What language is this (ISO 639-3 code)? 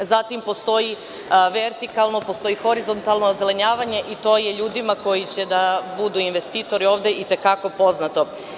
srp